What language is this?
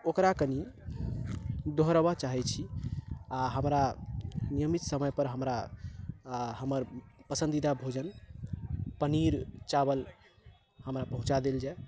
Maithili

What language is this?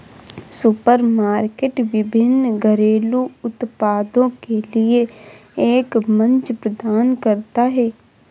Hindi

